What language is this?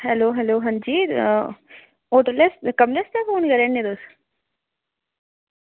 Dogri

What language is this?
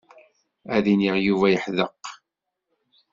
Kabyle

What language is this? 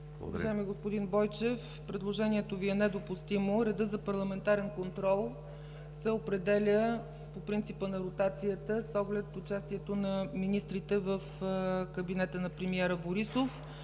Bulgarian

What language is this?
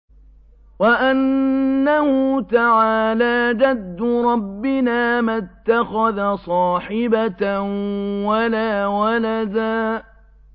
Arabic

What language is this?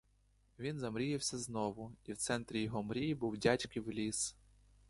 Ukrainian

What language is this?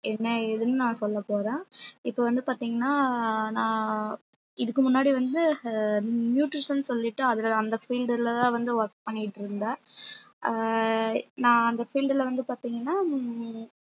Tamil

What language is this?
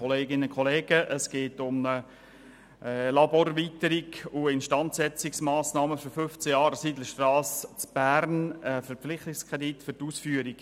Swiss German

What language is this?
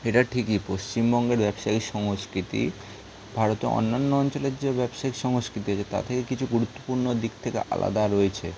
Bangla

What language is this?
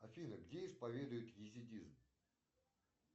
Russian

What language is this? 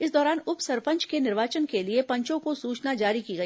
Hindi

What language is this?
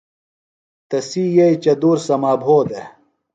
Phalura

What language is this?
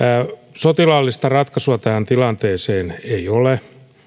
Finnish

